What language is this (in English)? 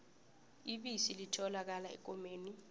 South Ndebele